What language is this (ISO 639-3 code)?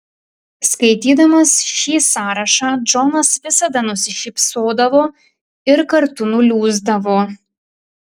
lit